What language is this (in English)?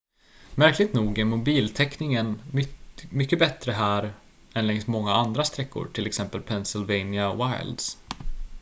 Swedish